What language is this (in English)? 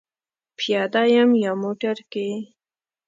Pashto